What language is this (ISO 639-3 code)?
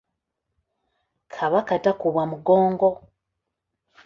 lug